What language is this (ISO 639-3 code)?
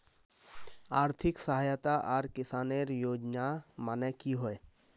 mag